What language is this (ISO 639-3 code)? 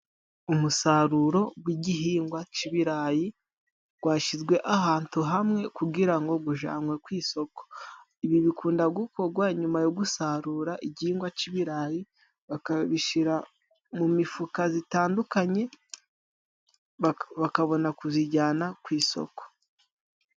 kin